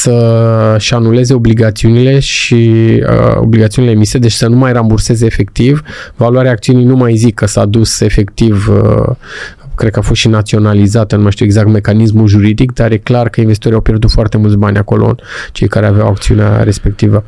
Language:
Romanian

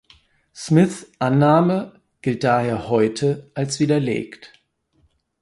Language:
German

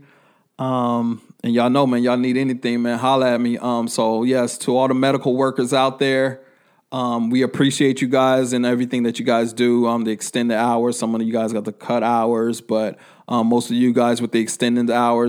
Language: English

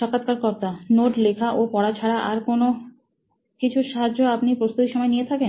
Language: Bangla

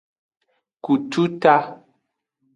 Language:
Aja (Benin)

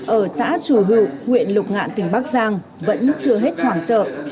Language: Vietnamese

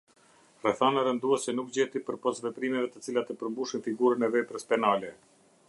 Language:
Albanian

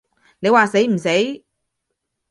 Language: Cantonese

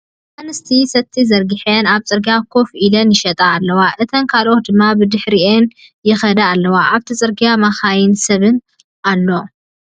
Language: Tigrinya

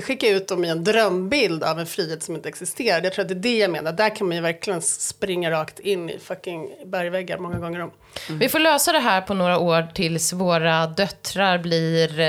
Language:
Swedish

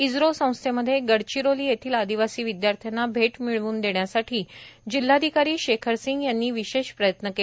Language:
Marathi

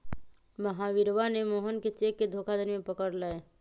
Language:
Magahi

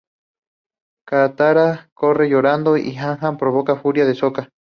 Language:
Spanish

